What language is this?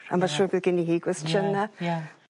Welsh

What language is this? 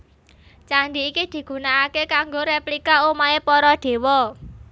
Javanese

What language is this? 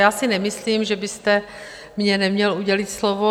Czech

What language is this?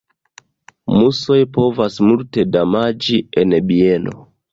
Esperanto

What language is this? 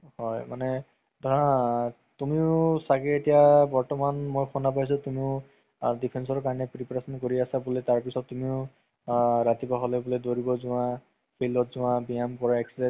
Assamese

